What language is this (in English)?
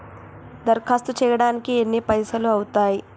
Telugu